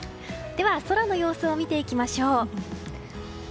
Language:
Japanese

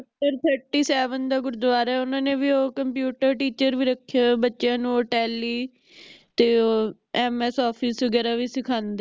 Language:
Punjabi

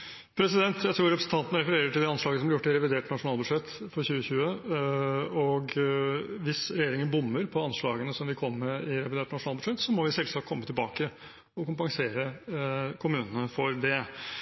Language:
Norwegian Bokmål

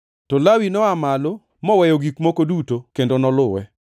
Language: Luo (Kenya and Tanzania)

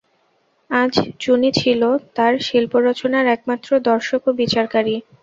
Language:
Bangla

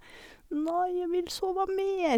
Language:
Norwegian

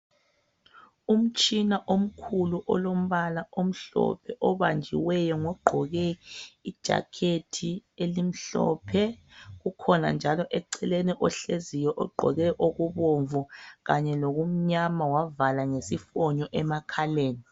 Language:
North Ndebele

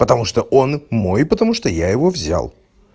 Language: Russian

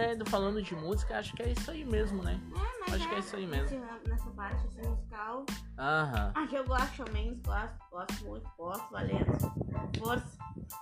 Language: Portuguese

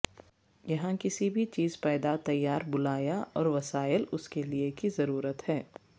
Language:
Urdu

